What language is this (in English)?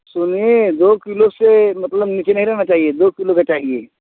Hindi